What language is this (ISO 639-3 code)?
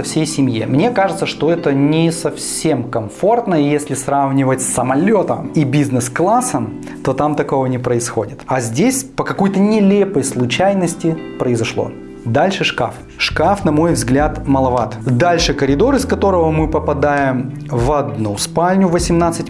rus